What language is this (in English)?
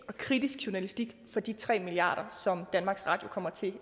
Danish